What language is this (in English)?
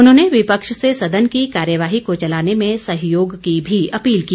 Hindi